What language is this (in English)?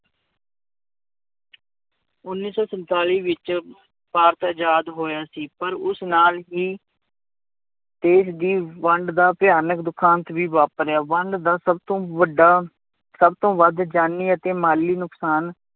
Punjabi